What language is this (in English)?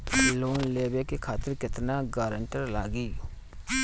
Bhojpuri